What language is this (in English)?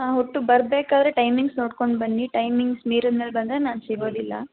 Kannada